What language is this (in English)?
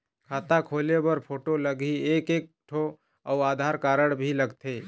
Chhattisgarhi